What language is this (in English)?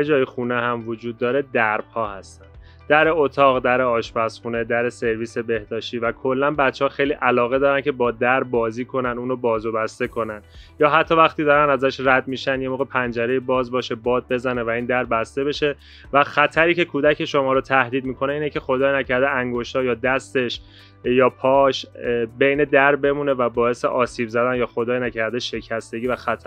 Persian